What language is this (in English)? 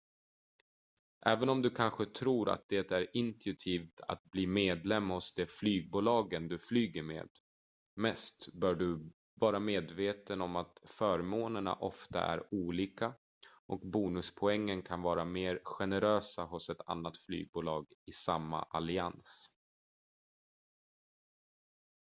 Swedish